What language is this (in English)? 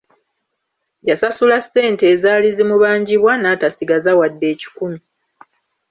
Ganda